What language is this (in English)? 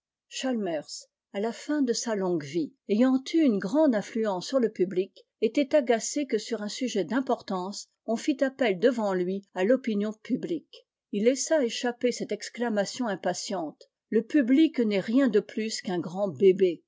French